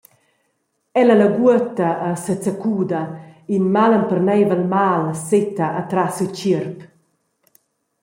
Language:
Romansh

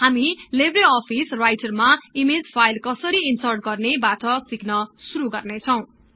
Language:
Nepali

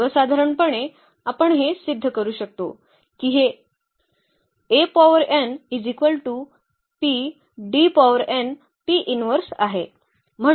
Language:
Marathi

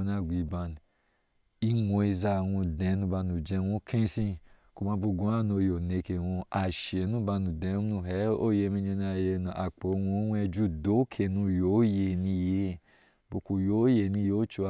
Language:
Ashe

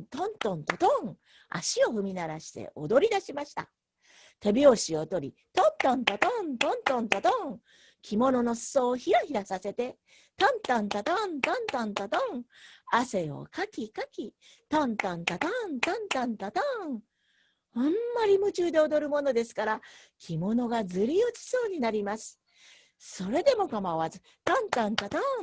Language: Japanese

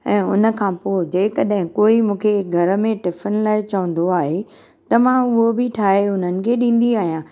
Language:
Sindhi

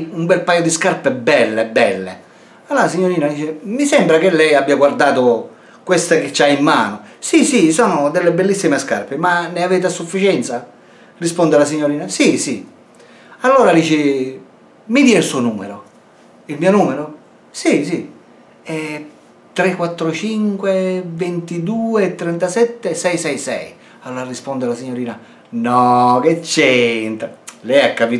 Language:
Italian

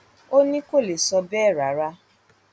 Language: Yoruba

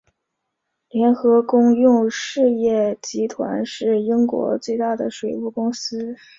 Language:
Chinese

